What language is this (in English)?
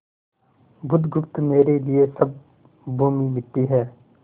Hindi